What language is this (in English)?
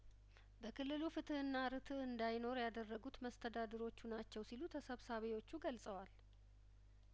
Amharic